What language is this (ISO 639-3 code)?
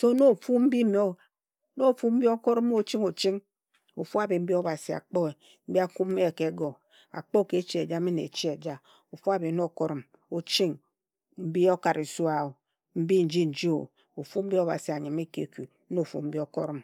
etu